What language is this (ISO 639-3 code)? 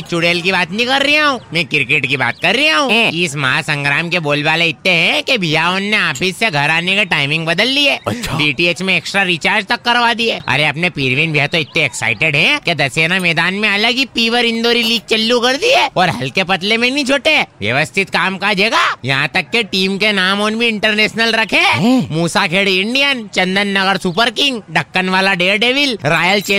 hin